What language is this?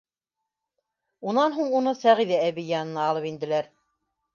Bashkir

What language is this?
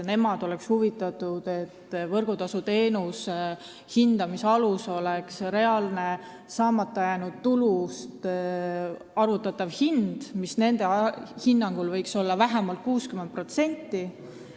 Estonian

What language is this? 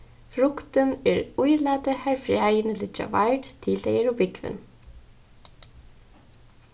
Faroese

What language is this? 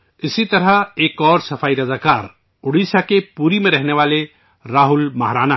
Urdu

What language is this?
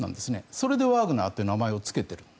Japanese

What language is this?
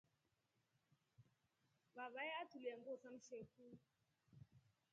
Rombo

